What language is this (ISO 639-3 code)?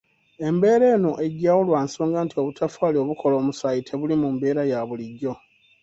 lug